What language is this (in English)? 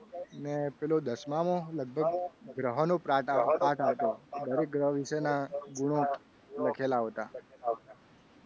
Gujarati